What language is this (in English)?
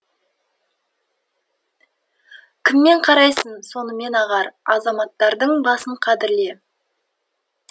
Kazakh